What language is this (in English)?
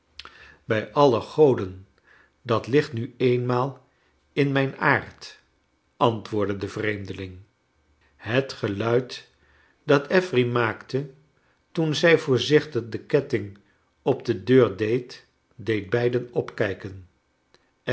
Dutch